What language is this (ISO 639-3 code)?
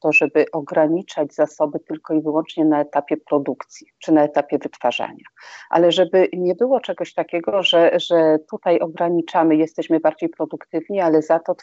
pol